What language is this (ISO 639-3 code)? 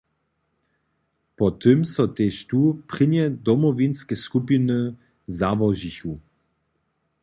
hsb